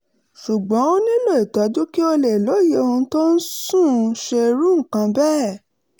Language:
Yoruba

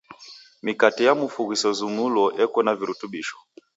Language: Taita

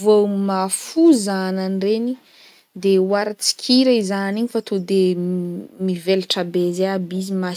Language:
Northern Betsimisaraka Malagasy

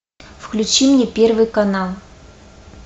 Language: Russian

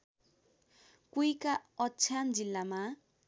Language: Nepali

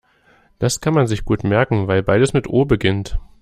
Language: German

